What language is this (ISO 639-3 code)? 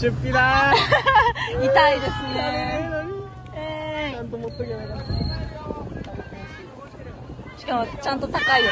jpn